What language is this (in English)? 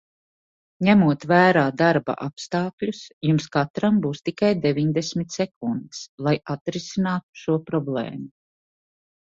Latvian